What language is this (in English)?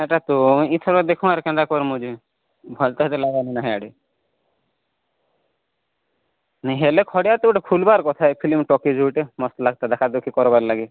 Odia